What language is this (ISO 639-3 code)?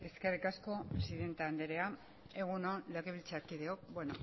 eus